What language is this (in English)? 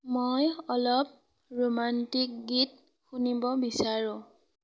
Assamese